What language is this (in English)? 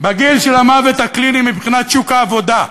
Hebrew